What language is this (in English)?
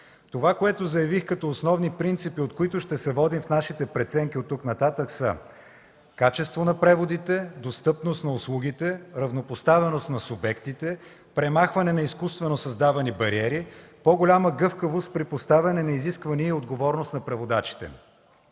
Bulgarian